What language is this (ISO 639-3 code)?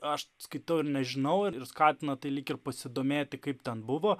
lit